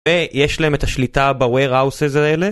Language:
Hebrew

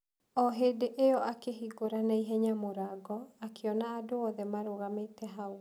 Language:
Kikuyu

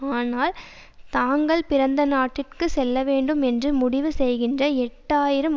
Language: Tamil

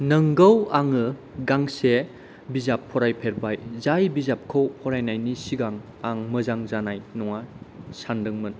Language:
Bodo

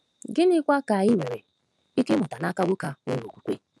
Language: Igbo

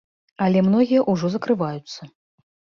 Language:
Belarusian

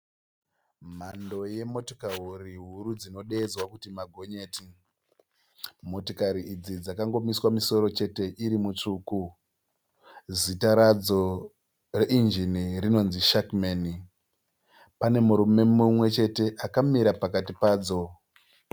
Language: Shona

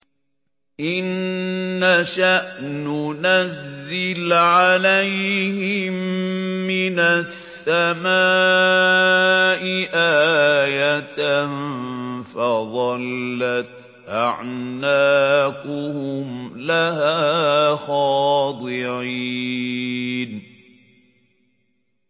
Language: Arabic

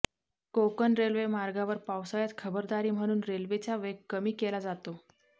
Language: Marathi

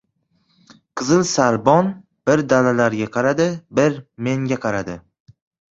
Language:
Uzbek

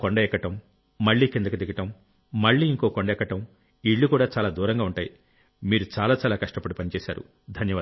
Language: Telugu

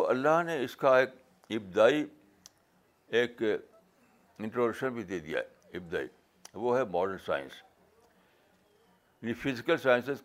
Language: Urdu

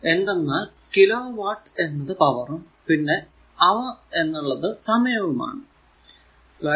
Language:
Malayalam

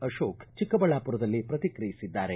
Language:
Kannada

